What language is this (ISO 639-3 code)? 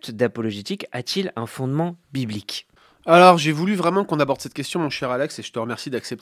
fra